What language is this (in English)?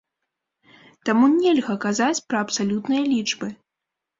Belarusian